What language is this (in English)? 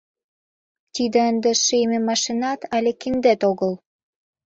Mari